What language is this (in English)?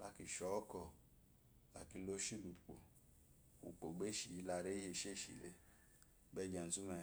Eloyi